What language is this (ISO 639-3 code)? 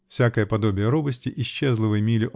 rus